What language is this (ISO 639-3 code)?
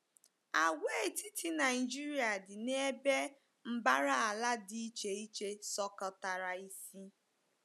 ibo